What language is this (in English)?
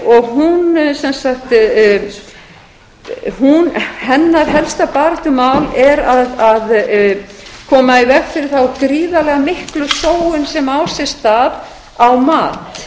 Icelandic